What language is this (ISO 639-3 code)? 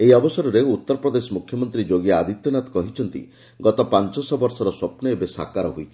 ori